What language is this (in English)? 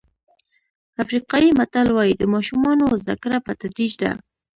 Pashto